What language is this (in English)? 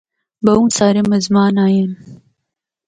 Northern Hindko